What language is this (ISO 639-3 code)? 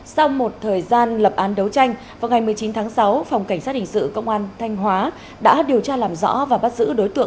vie